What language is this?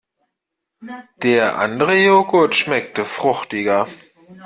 German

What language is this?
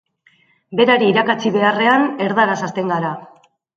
Basque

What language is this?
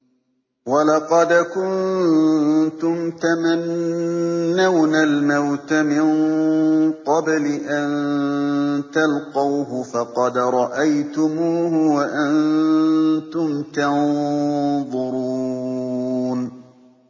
Arabic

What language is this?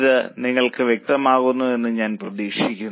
Malayalam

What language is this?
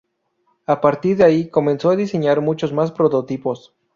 Spanish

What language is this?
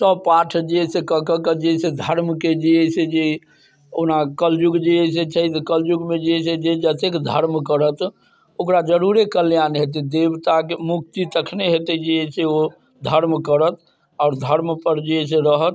Maithili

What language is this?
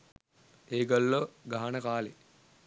Sinhala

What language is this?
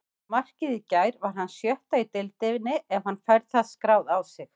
Icelandic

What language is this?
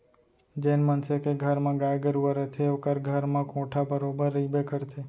Chhattisgarhi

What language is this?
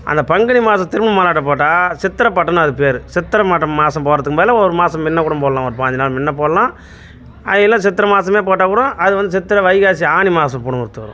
Tamil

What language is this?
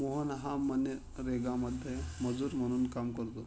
Marathi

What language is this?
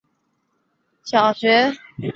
Chinese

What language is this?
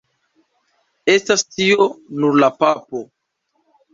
Esperanto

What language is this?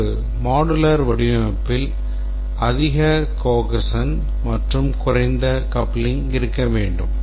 Tamil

